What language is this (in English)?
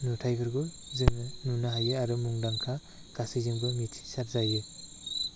Bodo